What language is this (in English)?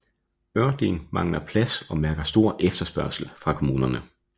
Danish